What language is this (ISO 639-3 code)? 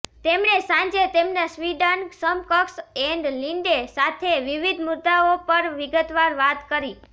guj